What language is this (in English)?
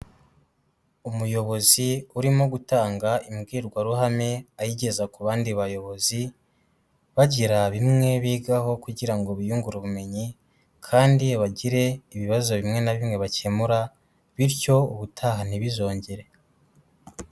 Kinyarwanda